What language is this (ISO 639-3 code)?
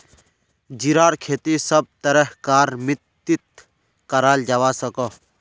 mag